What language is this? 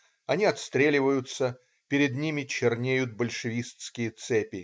Russian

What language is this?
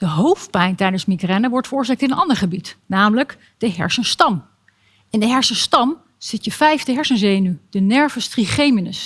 Dutch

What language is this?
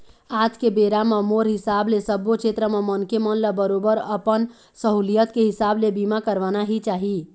Chhattisgarhi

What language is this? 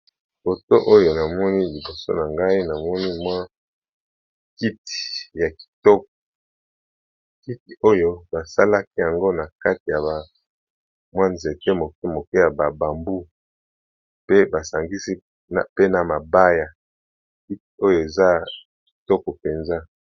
Lingala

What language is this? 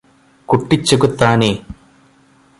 Malayalam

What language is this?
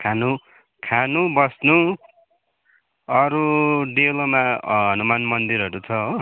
Nepali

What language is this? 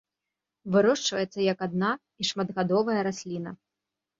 Belarusian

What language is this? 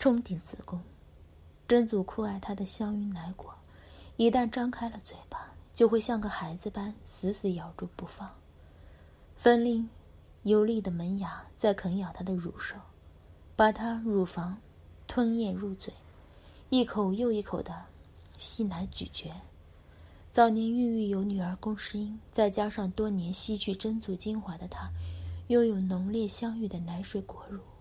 Chinese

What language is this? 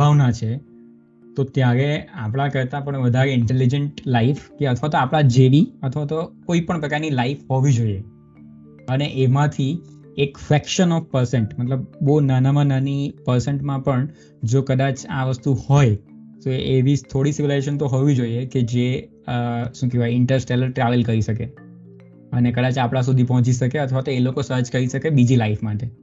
Gujarati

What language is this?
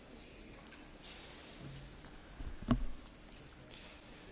Hungarian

